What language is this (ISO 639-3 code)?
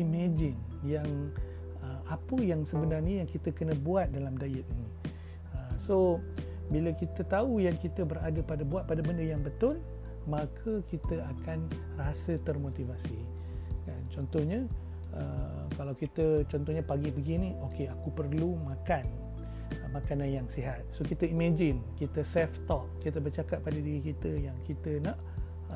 msa